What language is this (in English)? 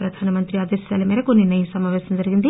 Telugu